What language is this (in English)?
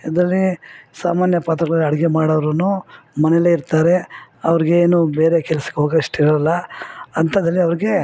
Kannada